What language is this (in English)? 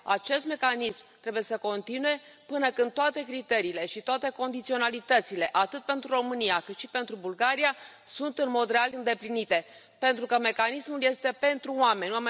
Romanian